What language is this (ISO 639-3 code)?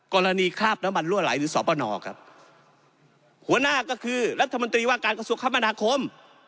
tha